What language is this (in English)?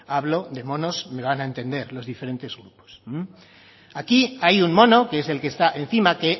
Spanish